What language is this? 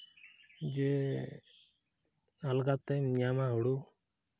Santali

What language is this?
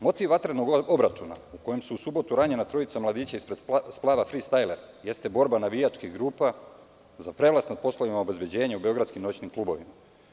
Serbian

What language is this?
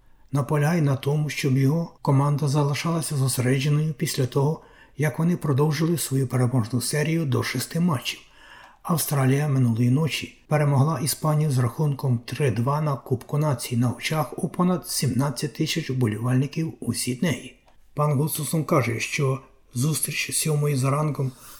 Ukrainian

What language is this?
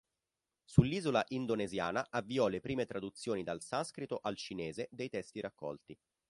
Italian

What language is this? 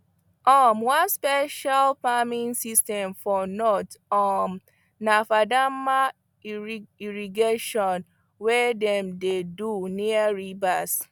Nigerian Pidgin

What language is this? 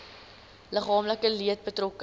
Afrikaans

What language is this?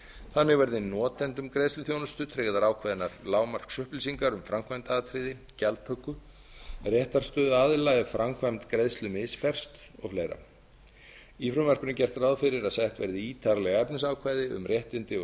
Icelandic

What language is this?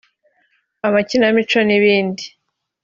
Kinyarwanda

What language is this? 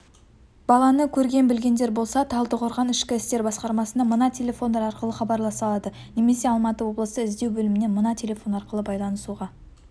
Kazakh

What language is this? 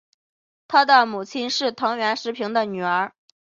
Chinese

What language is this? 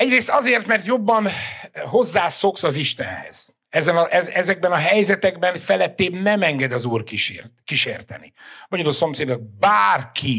Hungarian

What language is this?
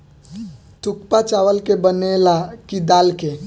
Bhojpuri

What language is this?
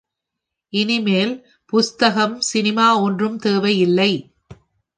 Tamil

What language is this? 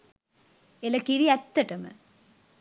Sinhala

